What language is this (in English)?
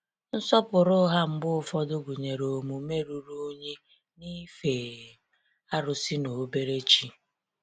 Igbo